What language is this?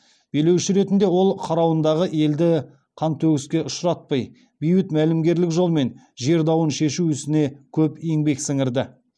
Kazakh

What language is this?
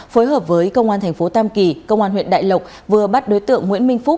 Vietnamese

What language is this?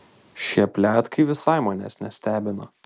Lithuanian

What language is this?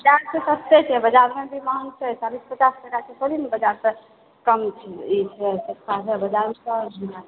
Maithili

